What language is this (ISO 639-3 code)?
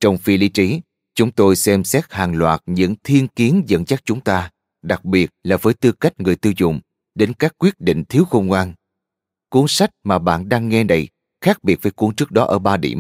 vie